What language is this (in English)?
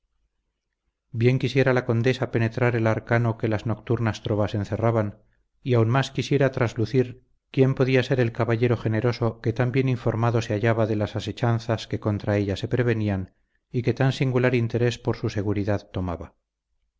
Spanish